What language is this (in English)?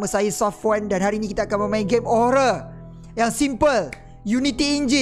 Malay